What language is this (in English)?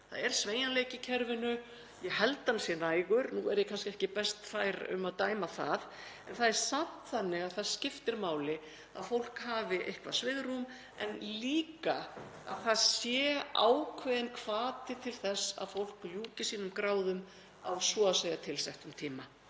Icelandic